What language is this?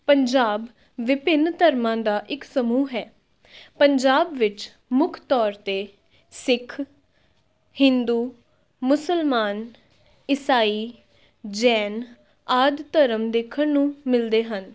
Punjabi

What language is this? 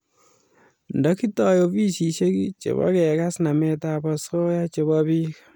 Kalenjin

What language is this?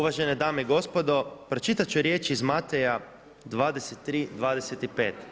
Croatian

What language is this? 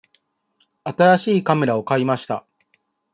Japanese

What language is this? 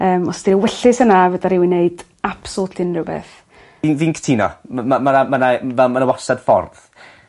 Welsh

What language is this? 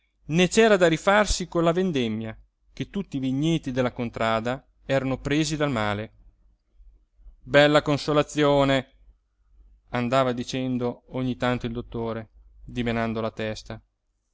Italian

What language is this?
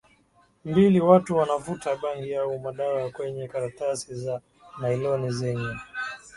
Swahili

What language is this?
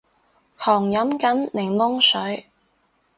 Cantonese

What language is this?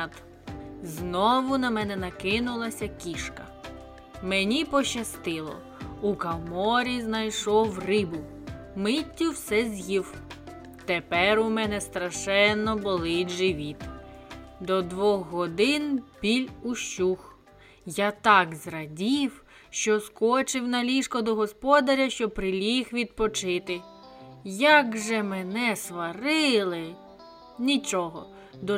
Ukrainian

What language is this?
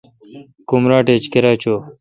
Kalkoti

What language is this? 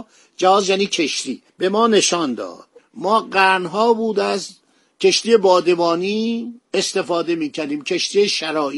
Persian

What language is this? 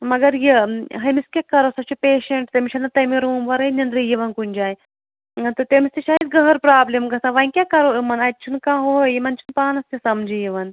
Kashmiri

